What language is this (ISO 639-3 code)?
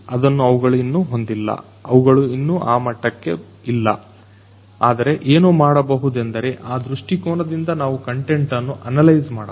kan